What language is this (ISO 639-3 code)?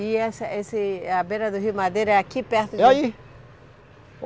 por